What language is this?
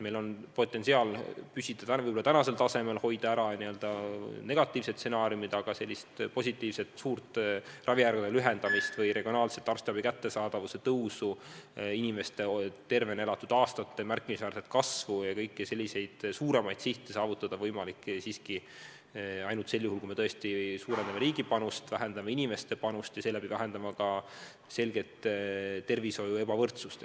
Estonian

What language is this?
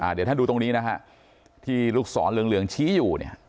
Thai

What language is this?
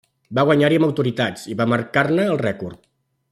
Catalan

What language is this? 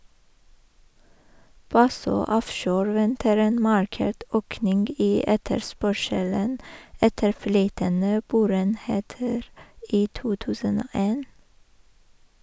Norwegian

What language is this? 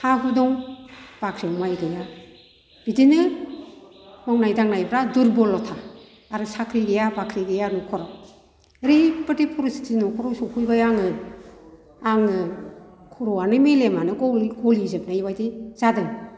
Bodo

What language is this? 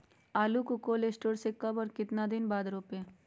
Magahi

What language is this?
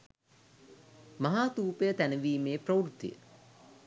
Sinhala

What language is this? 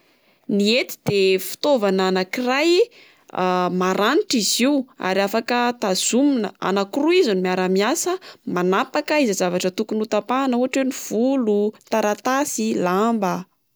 Malagasy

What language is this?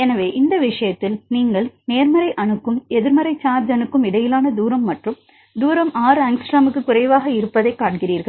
Tamil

